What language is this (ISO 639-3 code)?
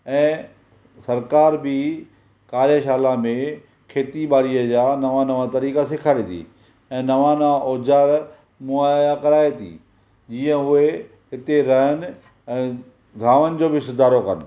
snd